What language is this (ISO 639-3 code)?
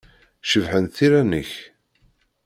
kab